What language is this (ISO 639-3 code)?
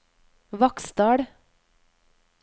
nor